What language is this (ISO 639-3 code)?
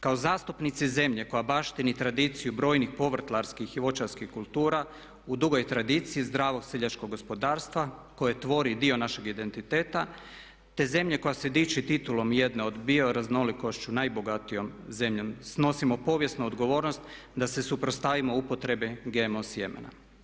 hrv